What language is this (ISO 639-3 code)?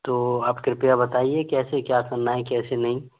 hin